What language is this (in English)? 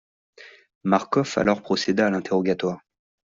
French